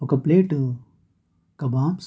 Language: Telugu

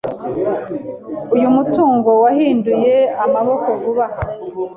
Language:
Kinyarwanda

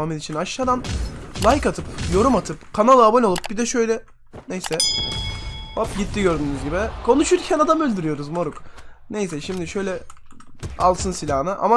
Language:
Turkish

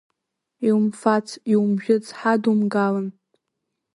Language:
Abkhazian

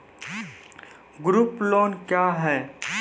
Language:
Maithili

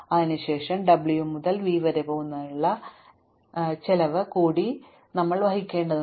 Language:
Malayalam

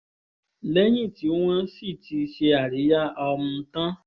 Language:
Yoruba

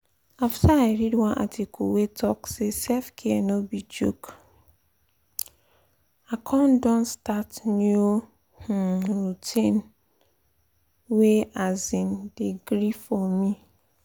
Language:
Nigerian Pidgin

